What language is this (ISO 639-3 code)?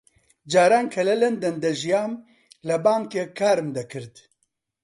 ckb